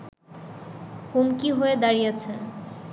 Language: Bangla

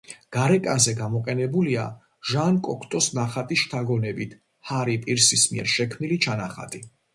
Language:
Georgian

